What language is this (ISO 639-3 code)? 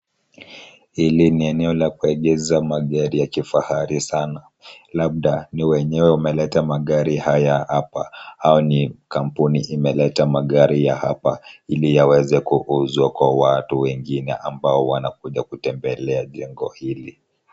swa